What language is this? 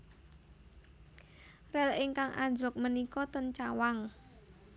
Javanese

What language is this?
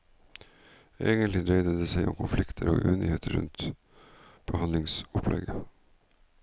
Norwegian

